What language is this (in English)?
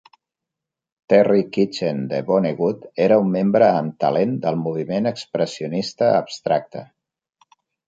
Catalan